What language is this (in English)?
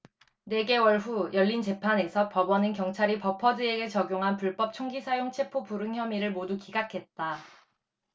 Korean